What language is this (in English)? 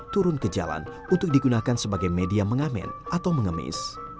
Indonesian